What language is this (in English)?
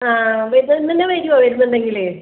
Malayalam